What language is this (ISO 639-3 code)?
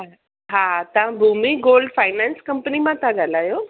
snd